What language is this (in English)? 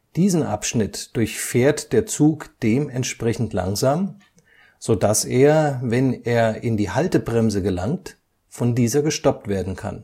German